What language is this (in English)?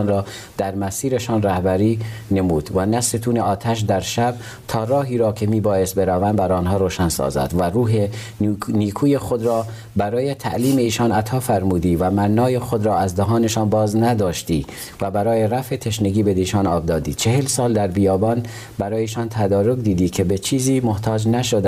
Persian